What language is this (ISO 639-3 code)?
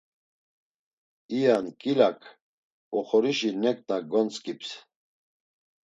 lzz